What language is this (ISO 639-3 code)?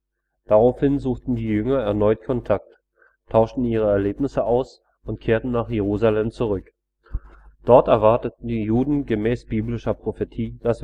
deu